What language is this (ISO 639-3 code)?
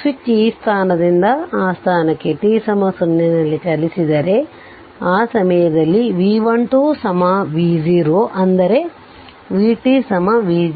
kan